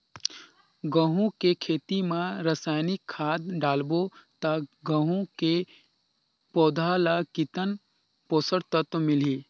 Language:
Chhattisgarhi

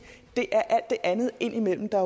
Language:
Danish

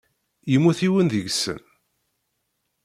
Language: Kabyle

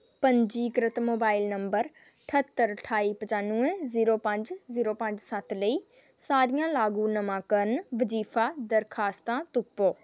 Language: Dogri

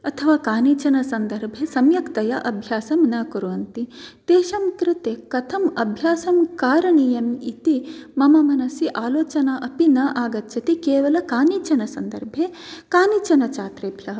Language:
Sanskrit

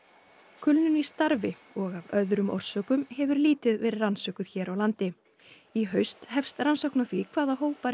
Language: Icelandic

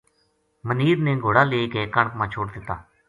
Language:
Gujari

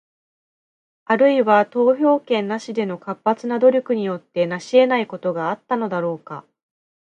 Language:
Japanese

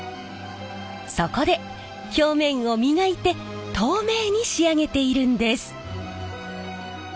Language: Japanese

